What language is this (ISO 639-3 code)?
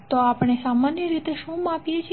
guj